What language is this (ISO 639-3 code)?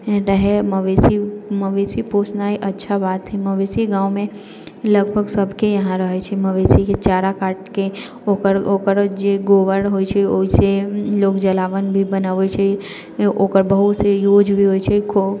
mai